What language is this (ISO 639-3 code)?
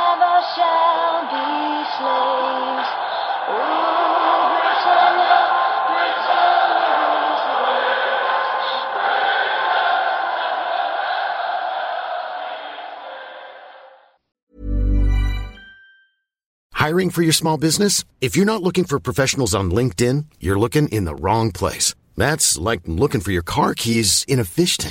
swe